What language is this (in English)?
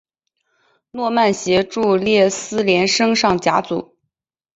Chinese